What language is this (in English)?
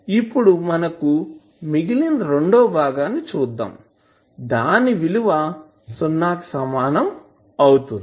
Telugu